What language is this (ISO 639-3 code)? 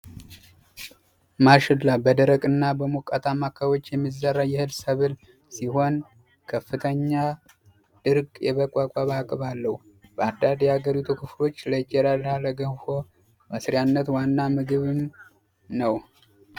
amh